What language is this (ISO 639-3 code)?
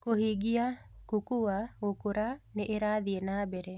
kik